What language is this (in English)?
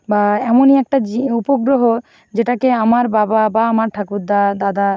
Bangla